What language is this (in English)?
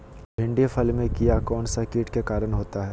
Magahi